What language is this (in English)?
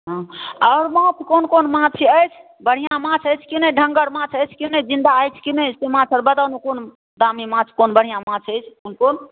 Maithili